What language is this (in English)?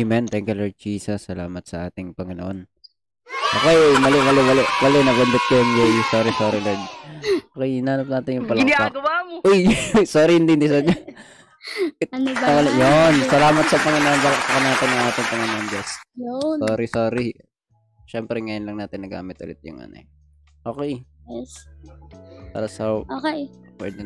Filipino